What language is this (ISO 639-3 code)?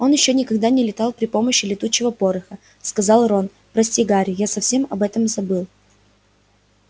rus